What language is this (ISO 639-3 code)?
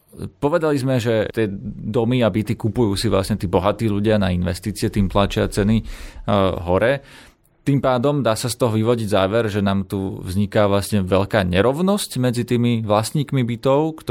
slk